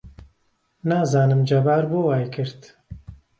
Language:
Central Kurdish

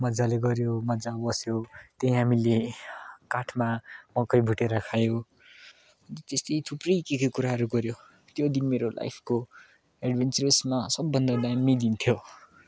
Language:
Nepali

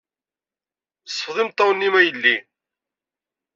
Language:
Kabyle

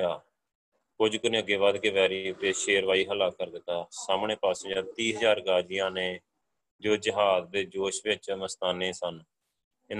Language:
Punjabi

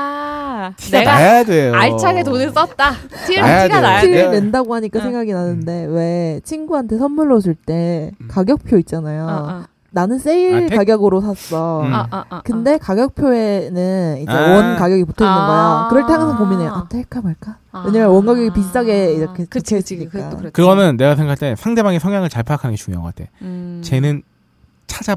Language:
Korean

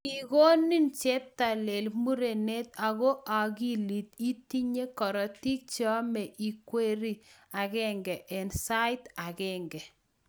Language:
Kalenjin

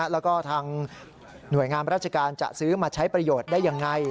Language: Thai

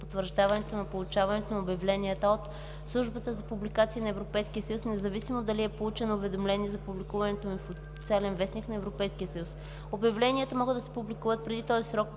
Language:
Bulgarian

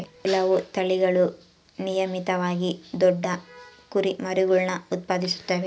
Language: Kannada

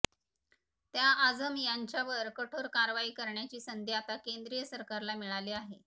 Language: Marathi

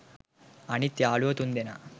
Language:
Sinhala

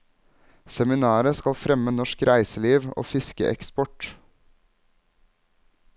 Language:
Norwegian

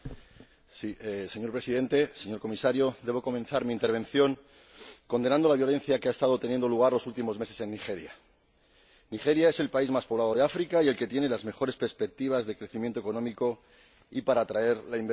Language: Spanish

